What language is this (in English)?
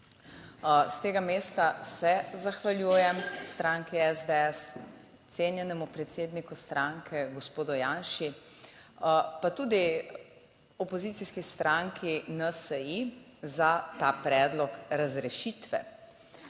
Slovenian